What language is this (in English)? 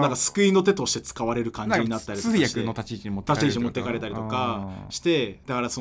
Japanese